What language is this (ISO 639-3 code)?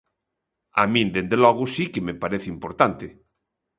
glg